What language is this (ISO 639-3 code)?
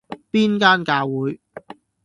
yue